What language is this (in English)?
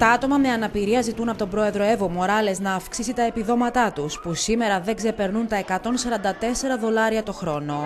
Greek